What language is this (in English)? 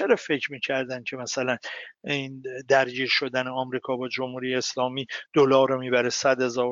Persian